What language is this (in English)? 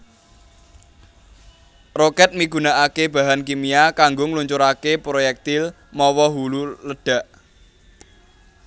Javanese